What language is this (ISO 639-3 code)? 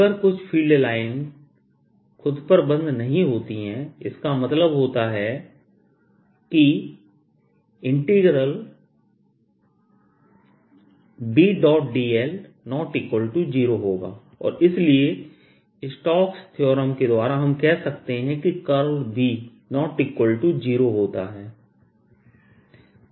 hin